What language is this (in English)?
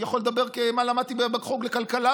Hebrew